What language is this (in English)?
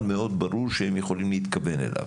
Hebrew